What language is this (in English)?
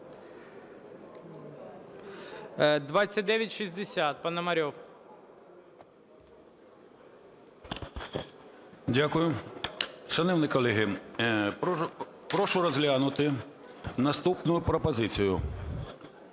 Ukrainian